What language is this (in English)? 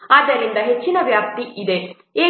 Kannada